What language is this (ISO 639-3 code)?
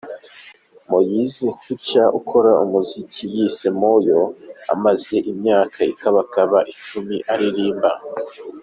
kin